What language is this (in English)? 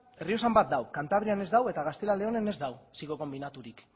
Basque